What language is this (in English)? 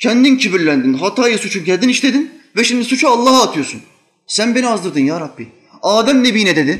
Turkish